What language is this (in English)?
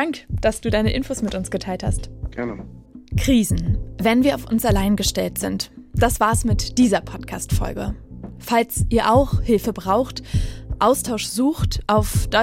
German